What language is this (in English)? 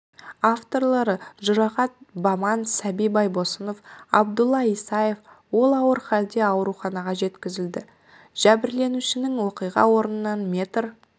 Kazakh